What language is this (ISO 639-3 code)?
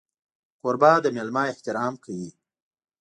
pus